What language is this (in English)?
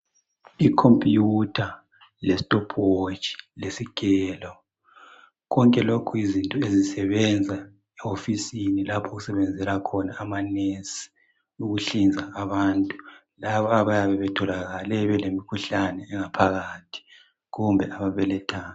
North Ndebele